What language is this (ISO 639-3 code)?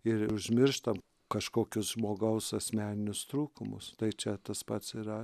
lit